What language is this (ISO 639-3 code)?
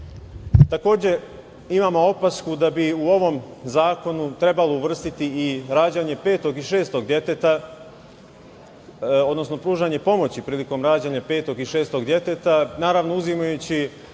srp